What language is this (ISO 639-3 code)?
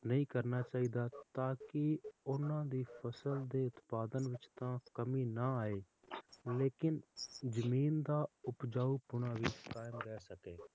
pan